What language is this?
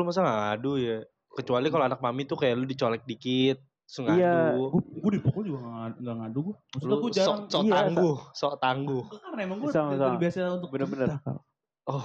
Indonesian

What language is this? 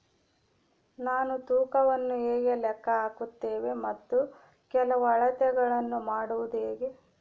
Kannada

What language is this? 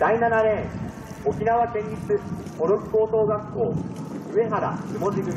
Japanese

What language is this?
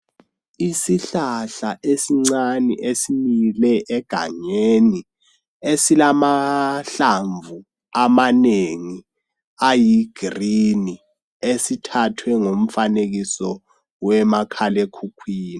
North Ndebele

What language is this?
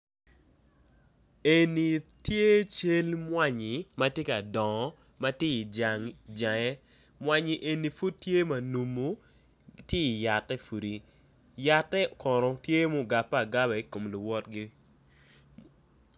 Acoli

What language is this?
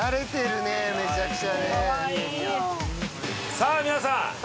Japanese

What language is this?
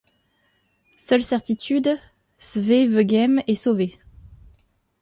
French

